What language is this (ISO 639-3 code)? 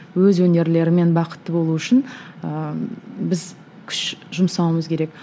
kaz